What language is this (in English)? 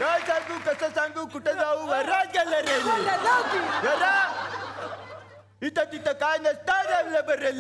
Marathi